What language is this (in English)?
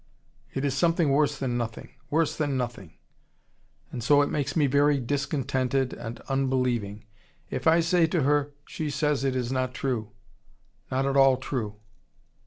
English